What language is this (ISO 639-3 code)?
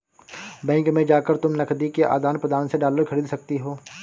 hin